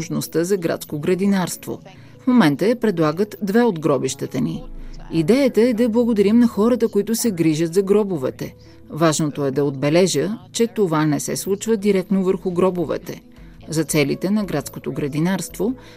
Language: Bulgarian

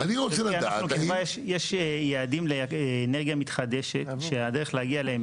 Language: Hebrew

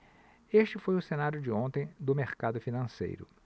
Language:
Portuguese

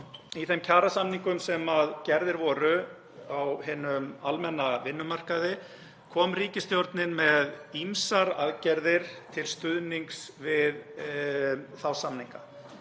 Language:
Icelandic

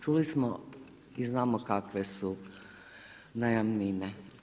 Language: Croatian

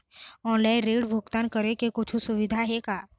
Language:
Chhattisgarhi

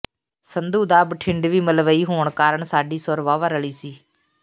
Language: Punjabi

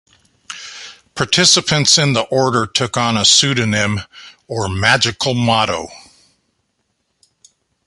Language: English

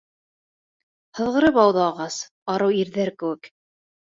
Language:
Bashkir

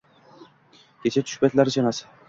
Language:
Uzbek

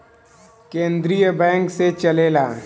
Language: Bhojpuri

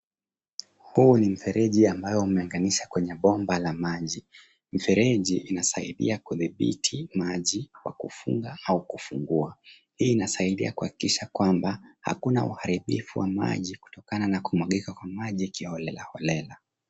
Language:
Swahili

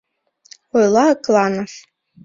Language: Mari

